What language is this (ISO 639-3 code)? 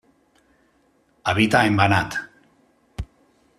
spa